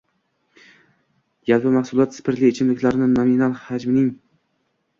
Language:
Uzbek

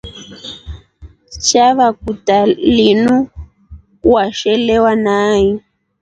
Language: Rombo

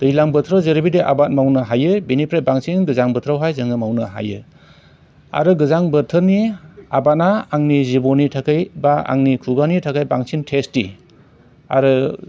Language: Bodo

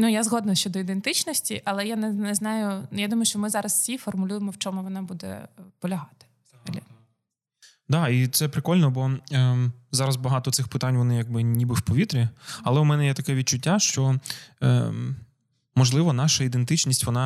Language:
Ukrainian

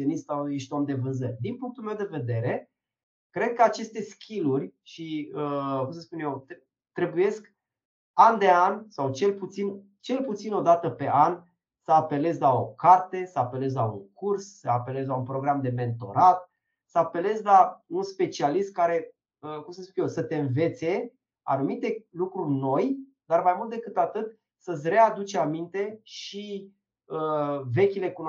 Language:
Romanian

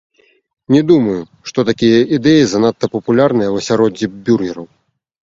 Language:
Belarusian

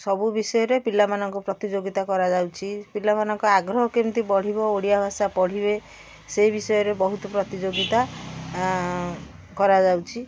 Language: Odia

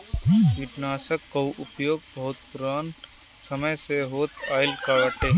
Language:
Bhojpuri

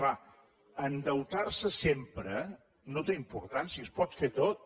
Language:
Catalan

